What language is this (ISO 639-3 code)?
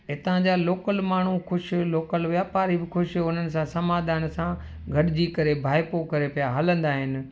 snd